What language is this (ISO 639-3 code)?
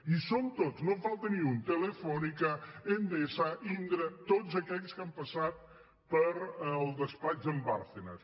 cat